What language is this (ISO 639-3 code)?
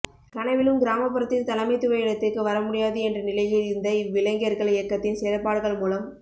tam